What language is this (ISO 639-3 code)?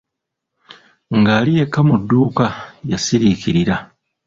lug